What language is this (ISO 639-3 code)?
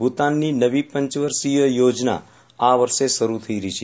guj